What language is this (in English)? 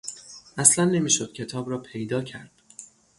Persian